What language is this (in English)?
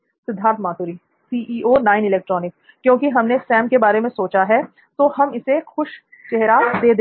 Hindi